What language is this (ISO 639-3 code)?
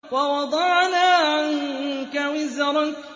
ara